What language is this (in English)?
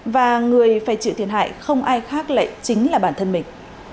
Vietnamese